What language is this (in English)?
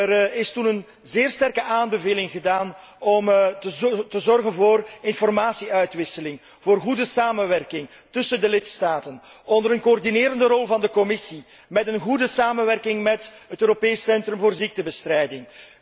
Dutch